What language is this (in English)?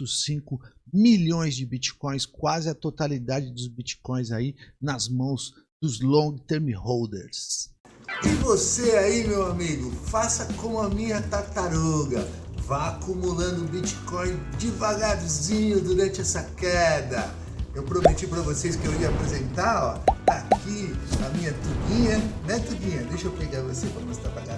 Portuguese